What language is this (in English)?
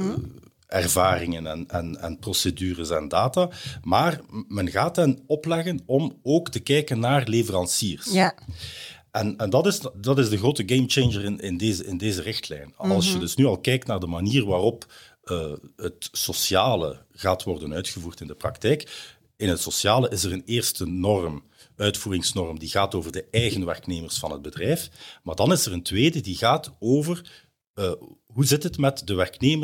Dutch